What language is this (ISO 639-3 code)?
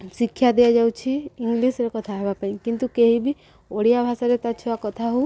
ori